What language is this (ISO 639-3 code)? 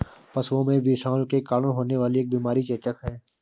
hin